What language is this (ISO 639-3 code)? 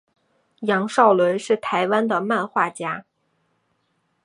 zho